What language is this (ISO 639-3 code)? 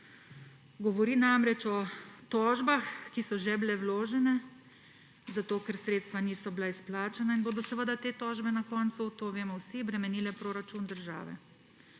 slv